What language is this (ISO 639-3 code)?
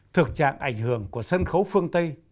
vie